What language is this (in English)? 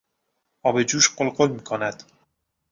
Persian